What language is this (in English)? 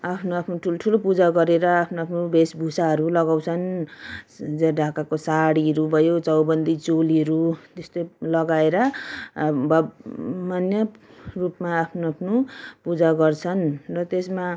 Nepali